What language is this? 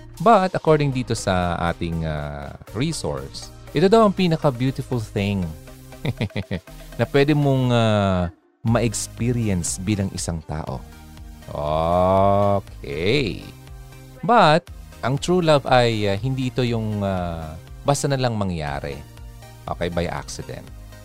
Filipino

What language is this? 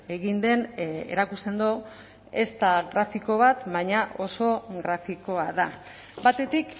Basque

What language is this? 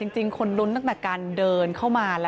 Thai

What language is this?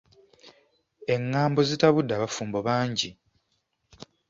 Ganda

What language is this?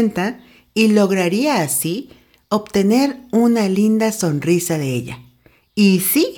Spanish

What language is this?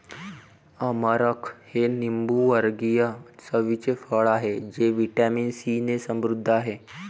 Marathi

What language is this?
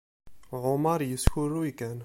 Kabyle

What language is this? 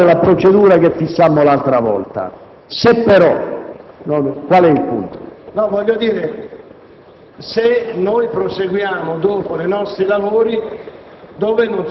Italian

